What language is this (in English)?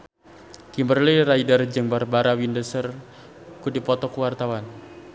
Sundanese